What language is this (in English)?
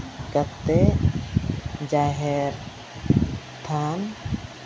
Santali